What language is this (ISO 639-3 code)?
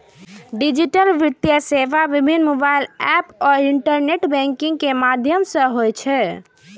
mai